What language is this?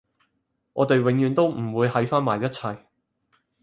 Cantonese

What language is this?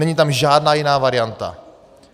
Czech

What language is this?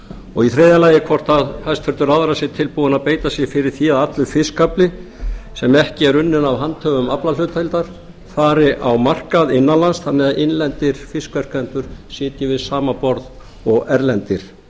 Icelandic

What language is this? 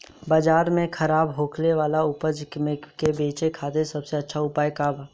Bhojpuri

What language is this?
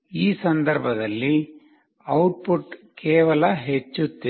Kannada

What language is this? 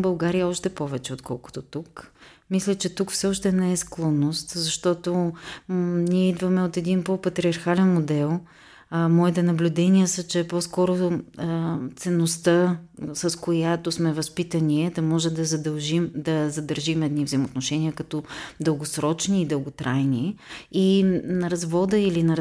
Bulgarian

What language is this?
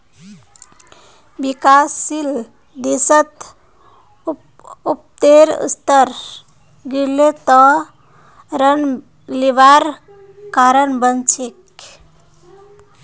Magahi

